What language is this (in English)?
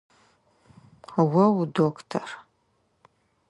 Adyghe